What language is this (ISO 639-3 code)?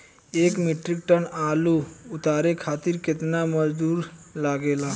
bho